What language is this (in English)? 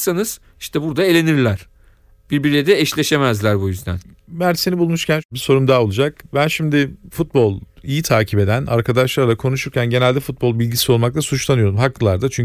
Turkish